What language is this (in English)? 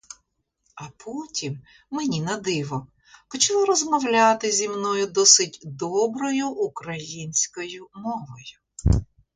Ukrainian